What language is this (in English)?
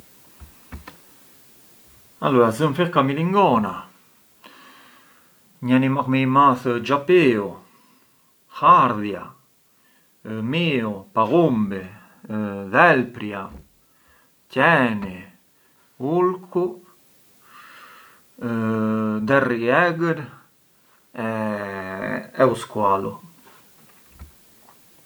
Arbëreshë Albanian